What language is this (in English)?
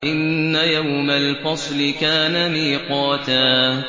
Arabic